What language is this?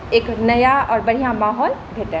Maithili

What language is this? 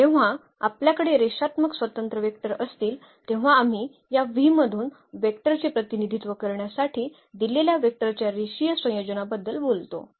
Marathi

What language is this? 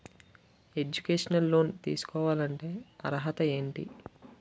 Telugu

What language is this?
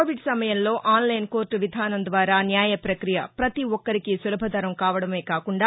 Telugu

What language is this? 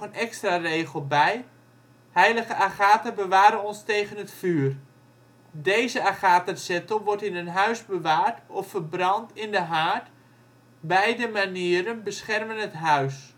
Dutch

